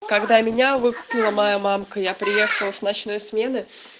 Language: Russian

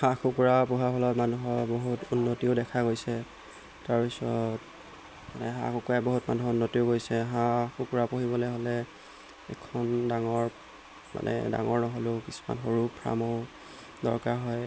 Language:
Assamese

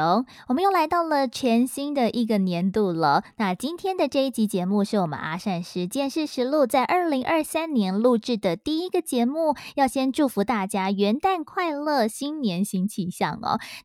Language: Chinese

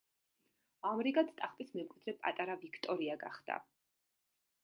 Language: Georgian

